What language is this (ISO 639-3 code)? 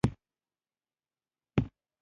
pus